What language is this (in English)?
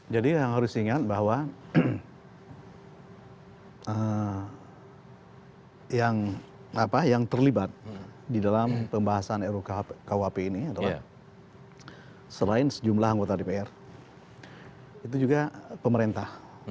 Indonesian